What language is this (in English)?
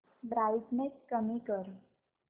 Marathi